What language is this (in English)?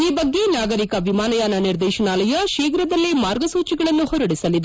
Kannada